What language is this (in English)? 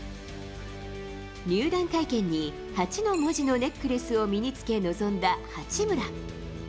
Japanese